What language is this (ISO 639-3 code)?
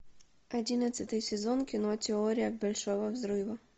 rus